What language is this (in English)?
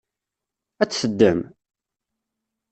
Kabyle